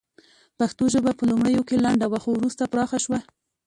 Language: Pashto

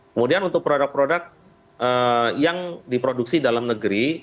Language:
Indonesian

